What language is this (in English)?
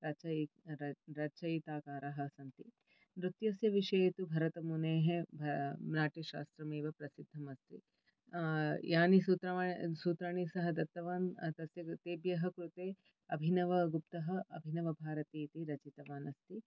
Sanskrit